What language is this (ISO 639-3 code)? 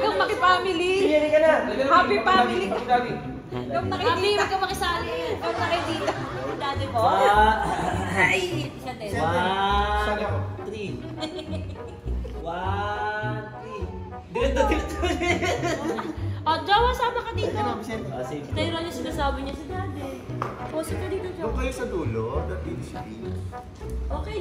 ind